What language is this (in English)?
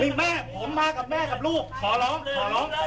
Thai